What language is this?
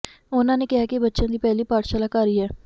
Punjabi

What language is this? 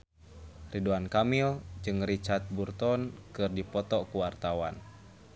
Sundanese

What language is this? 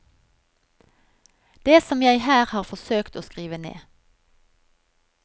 Norwegian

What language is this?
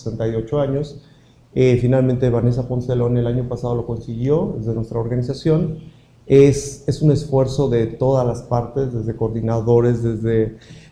Spanish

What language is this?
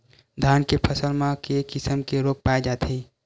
Chhattisgarhi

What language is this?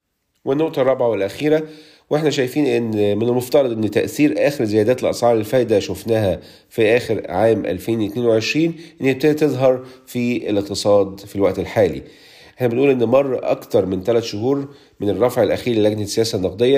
Arabic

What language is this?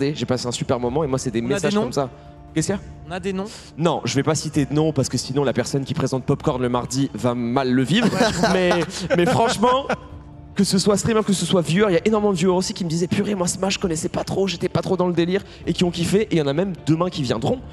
French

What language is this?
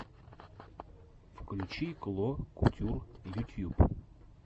Russian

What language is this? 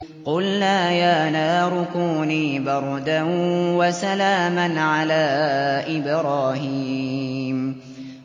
Arabic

